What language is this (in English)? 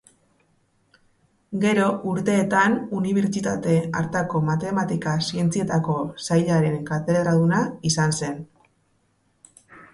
Basque